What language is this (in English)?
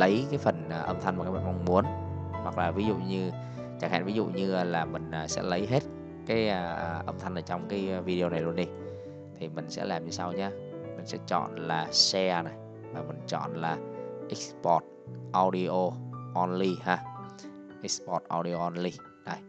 Vietnamese